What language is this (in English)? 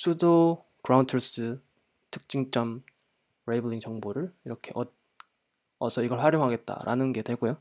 Korean